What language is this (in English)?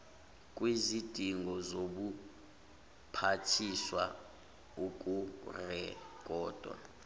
Zulu